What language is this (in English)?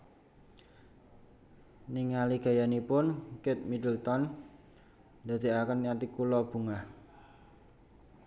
Javanese